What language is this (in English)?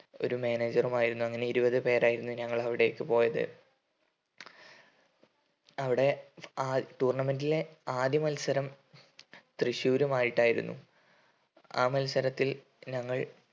Malayalam